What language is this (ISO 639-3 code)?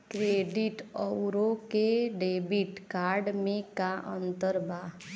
bho